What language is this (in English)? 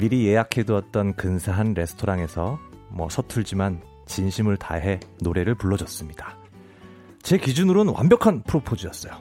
Korean